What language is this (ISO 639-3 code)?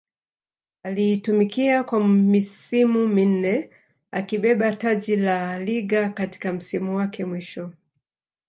swa